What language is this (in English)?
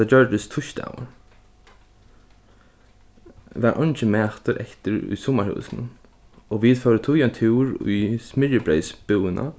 Faroese